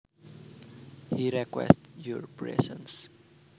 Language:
Javanese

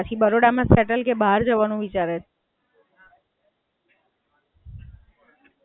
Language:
Gujarati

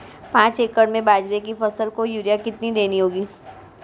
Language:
Hindi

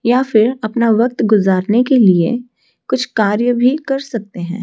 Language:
Hindi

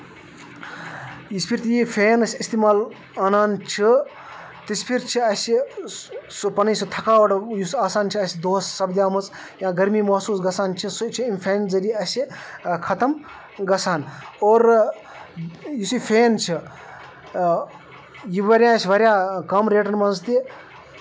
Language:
Kashmiri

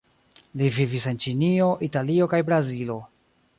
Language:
Esperanto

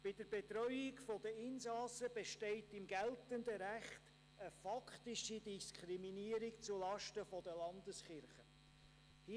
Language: Swiss German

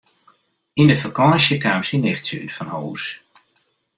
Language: Western Frisian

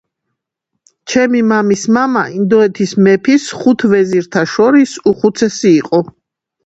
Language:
Georgian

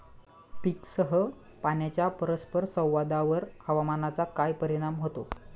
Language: Marathi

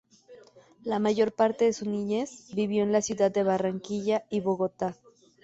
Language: Spanish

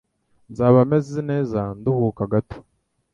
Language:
Kinyarwanda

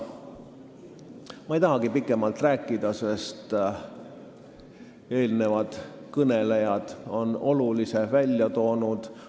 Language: Estonian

